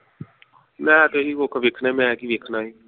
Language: Punjabi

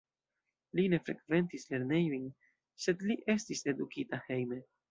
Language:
Esperanto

